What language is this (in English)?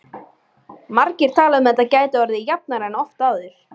Icelandic